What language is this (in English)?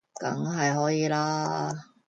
Cantonese